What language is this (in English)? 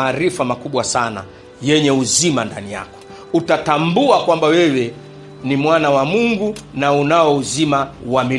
Swahili